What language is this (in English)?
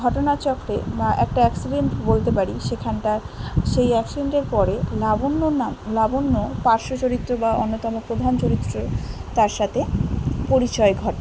Bangla